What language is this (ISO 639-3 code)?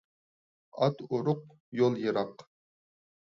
uig